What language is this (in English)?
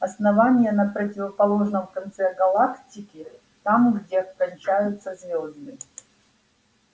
Russian